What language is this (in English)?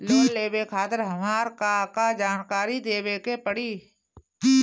Bhojpuri